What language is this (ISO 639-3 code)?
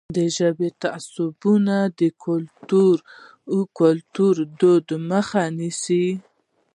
pus